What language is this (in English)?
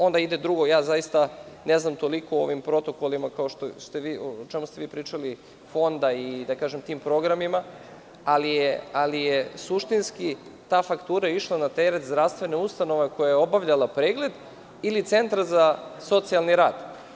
Serbian